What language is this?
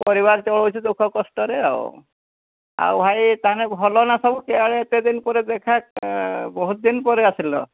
Odia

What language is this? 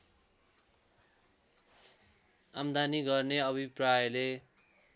Nepali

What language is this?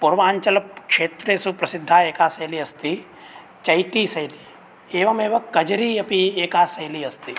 Sanskrit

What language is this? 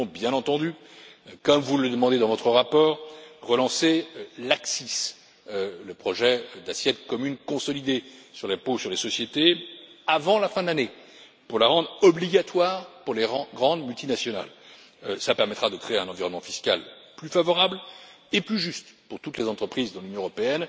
French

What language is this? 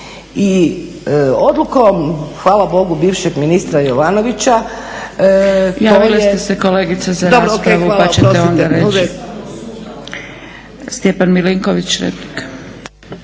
Croatian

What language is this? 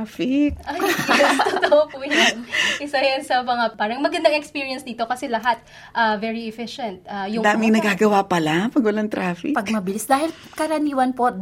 Filipino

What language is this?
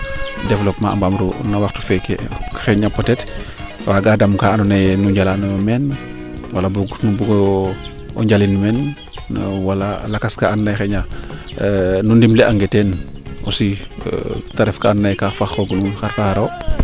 Serer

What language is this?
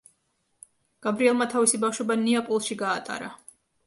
Georgian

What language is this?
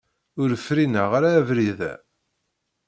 Kabyle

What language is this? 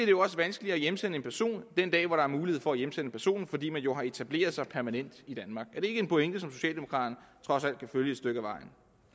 Danish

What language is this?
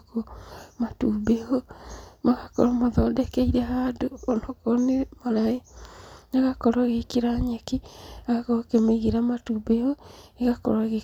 Kikuyu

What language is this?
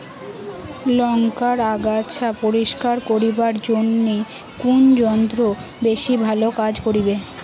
Bangla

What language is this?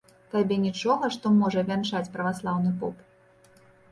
Belarusian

